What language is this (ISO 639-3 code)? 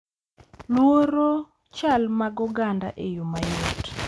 luo